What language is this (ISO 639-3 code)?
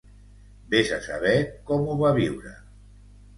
cat